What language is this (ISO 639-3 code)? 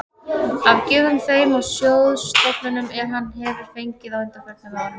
isl